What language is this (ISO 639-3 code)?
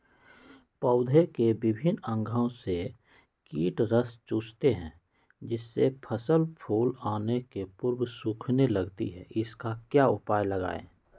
mag